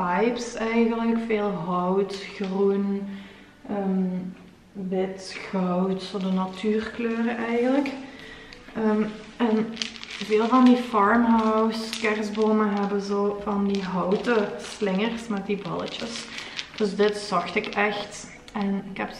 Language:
Dutch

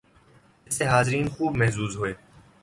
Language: Urdu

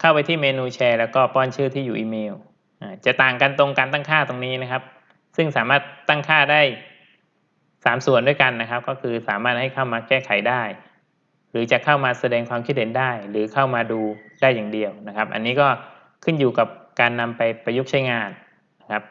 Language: Thai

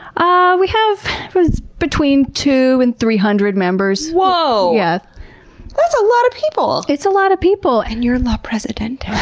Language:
English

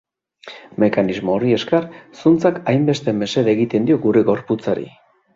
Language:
Basque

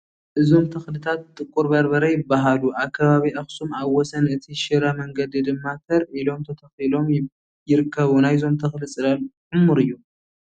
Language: Tigrinya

